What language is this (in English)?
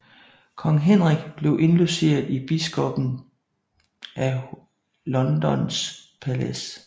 Danish